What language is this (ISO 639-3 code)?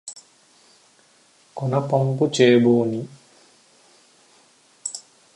tel